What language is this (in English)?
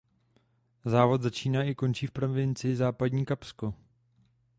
Czech